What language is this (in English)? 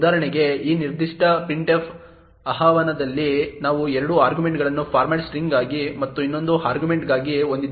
Kannada